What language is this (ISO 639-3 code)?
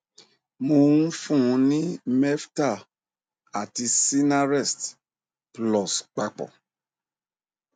yor